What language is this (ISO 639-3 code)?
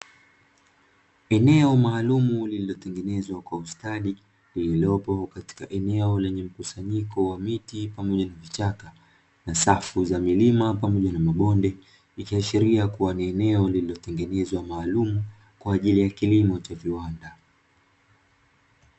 swa